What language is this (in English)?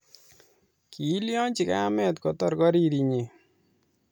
Kalenjin